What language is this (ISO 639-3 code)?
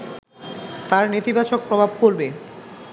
ben